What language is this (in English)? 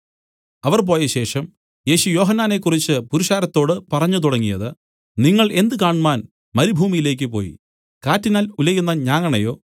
Malayalam